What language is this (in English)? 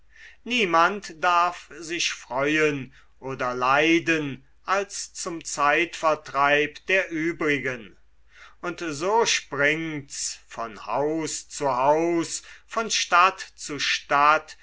German